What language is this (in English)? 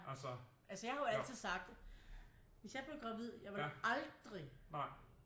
Danish